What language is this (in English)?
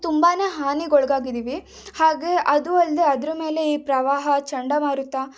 Kannada